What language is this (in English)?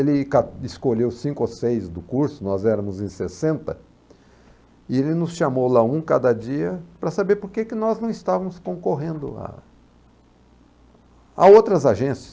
Portuguese